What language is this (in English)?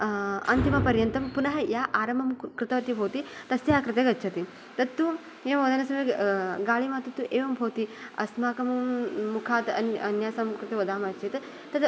Sanskrit